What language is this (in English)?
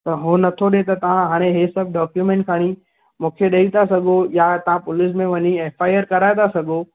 Sindhi